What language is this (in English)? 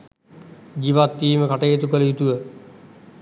Sinhala